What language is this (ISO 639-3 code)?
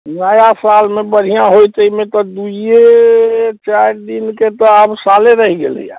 mai